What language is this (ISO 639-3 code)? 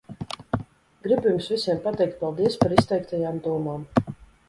lav